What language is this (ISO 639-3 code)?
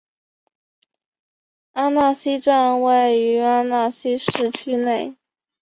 zho